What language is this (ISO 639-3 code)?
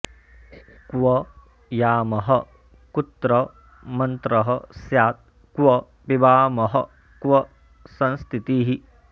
san